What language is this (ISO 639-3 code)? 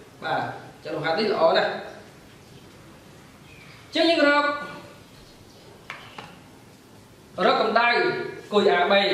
vie